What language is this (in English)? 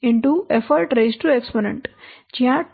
Gujarati